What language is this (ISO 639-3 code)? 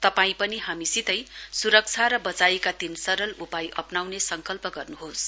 nep